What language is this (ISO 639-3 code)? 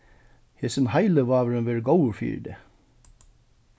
fao